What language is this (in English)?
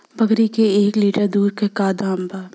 Bhojpuri